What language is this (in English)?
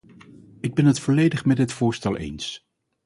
Dutch